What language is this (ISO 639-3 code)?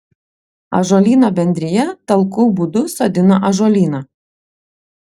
lit